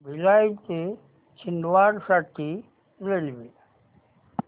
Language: Marathi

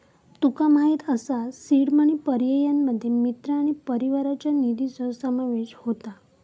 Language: Marathi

